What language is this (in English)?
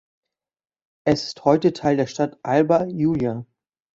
German